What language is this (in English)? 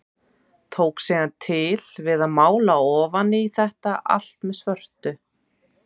Icelandic